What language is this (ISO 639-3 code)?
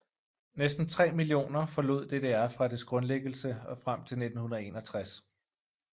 dan